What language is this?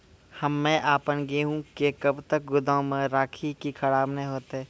Maithili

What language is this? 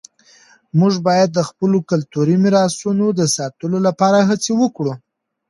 Pashto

